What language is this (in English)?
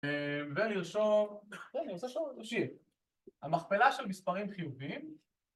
Hebrew